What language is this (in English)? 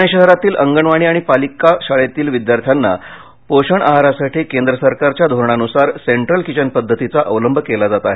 Marathi